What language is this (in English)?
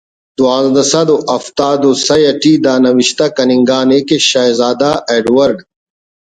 Brahui